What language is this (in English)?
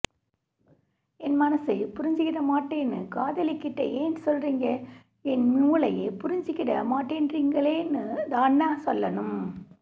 Tamil